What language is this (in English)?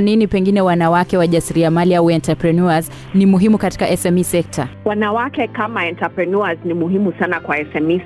Swahili